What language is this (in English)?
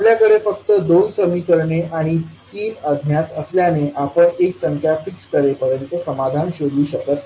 Marathi